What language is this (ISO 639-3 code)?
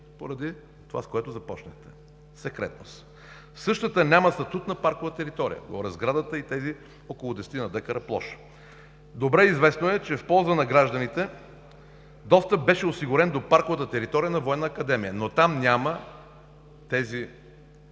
bul